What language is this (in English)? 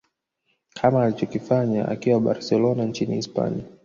Swahili